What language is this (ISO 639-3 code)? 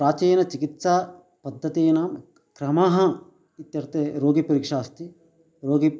san